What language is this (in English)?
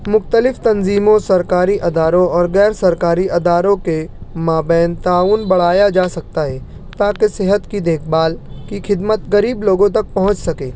Urdu